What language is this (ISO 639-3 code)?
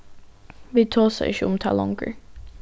fao